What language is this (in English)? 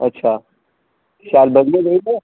Dogri